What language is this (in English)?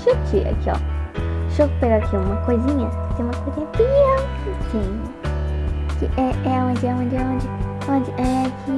Portuguese